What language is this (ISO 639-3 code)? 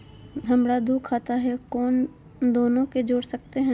mag